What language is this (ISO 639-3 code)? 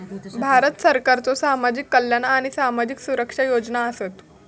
mar